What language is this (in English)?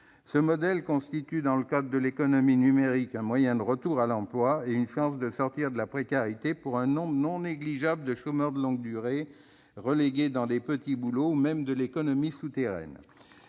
French